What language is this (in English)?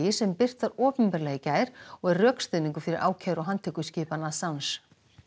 Icelandic